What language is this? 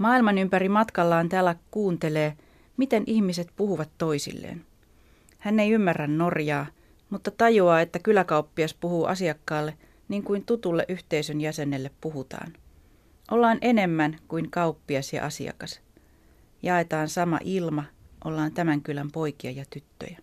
Finnish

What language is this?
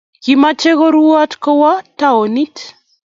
Kalenjin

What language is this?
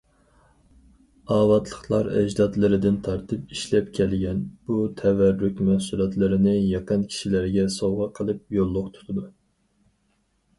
Uyghur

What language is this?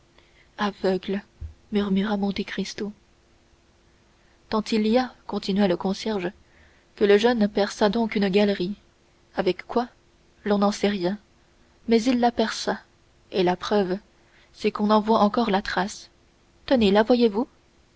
French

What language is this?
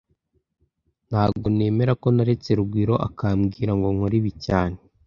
Kinyarwanda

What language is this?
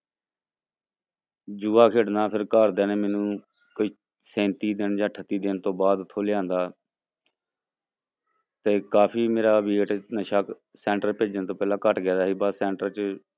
Punjabi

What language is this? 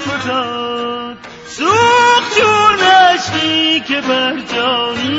Persian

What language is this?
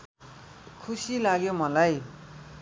Nepali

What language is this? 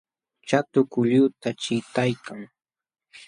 Jauja Wanca Quechua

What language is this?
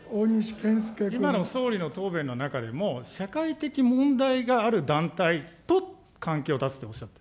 Japanese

